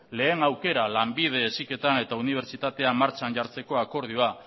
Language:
Basque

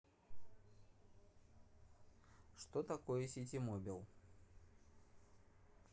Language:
Russian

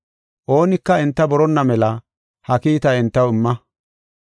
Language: Gofa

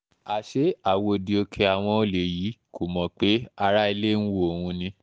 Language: Yoruba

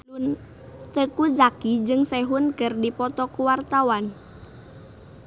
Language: Sundanese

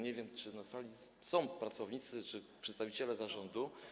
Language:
Polish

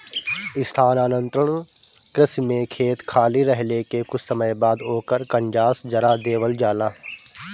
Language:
Bhojpuri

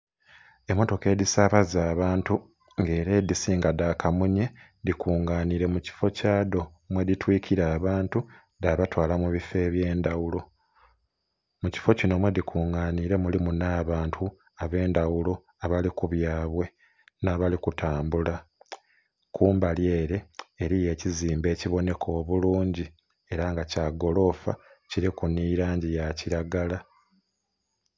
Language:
Soga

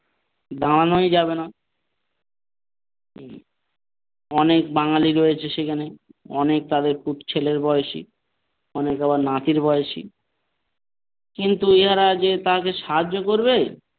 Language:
Bangla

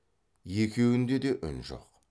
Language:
Kazakh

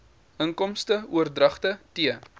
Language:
Afrikaans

